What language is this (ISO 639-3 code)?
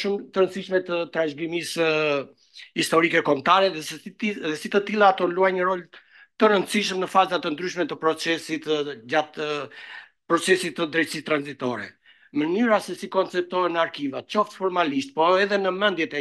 ron